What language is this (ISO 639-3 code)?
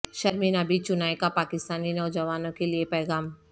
urd